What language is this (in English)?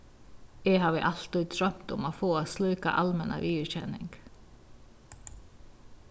Faroese